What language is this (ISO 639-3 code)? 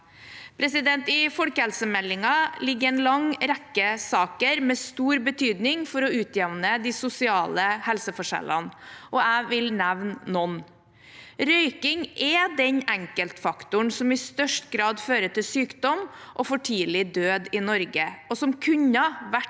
nor